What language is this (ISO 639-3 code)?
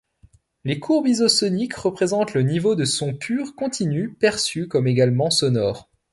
fra